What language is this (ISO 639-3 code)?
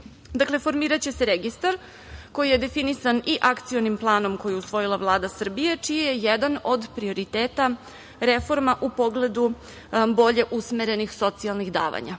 srp